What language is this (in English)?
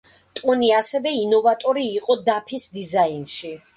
Georgian